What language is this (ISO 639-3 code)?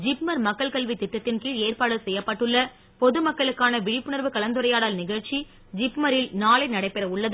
tam